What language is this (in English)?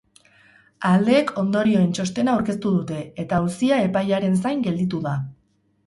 Basque